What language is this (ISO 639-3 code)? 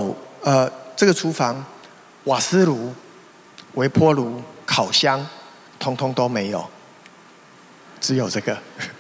zho